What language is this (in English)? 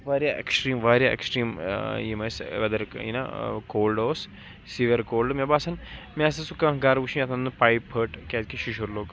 Kashmiri